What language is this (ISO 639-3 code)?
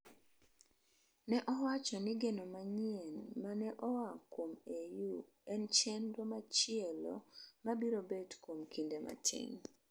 luo